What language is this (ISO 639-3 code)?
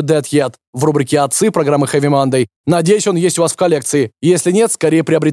rus